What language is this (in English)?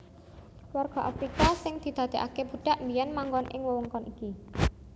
Javanese